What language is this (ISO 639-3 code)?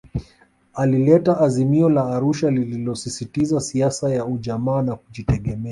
swa